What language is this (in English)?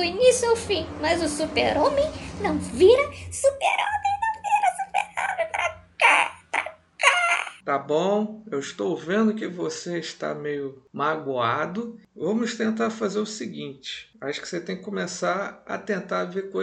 Portuguese